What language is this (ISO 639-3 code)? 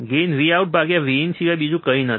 guj